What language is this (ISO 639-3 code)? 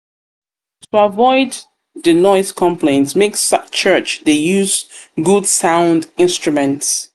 pcm